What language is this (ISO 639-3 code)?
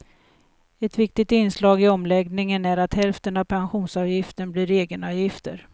swe